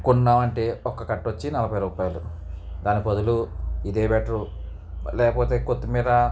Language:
Telugu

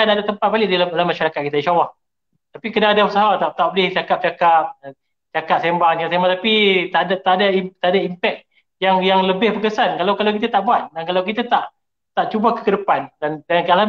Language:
Malay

